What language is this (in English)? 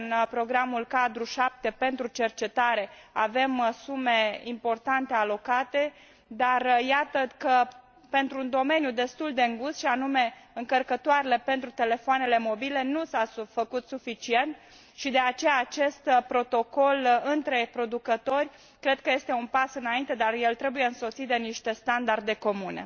Romanian